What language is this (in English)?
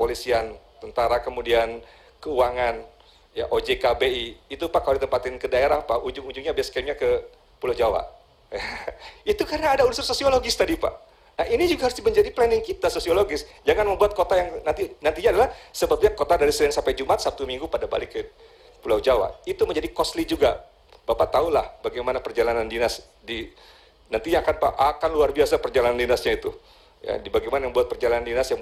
Indonesian